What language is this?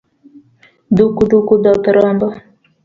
Luo (Kenya and Tanzania)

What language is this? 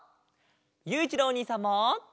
Japanese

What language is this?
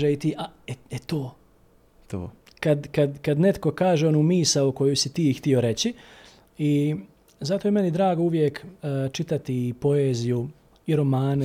Croatian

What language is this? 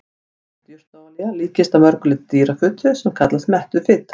Icelandic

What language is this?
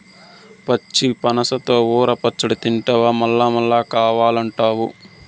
Telugu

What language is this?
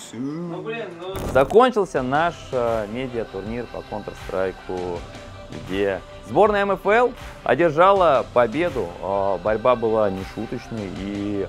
Russian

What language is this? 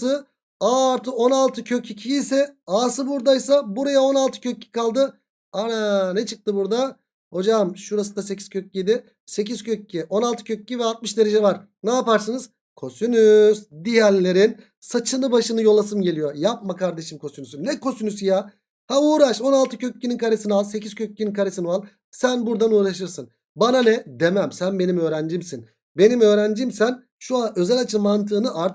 Turkish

